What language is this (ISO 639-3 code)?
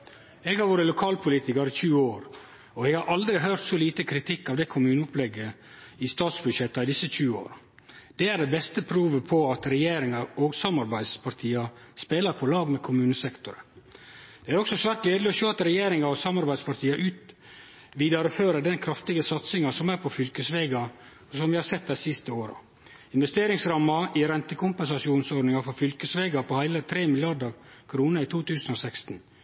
nno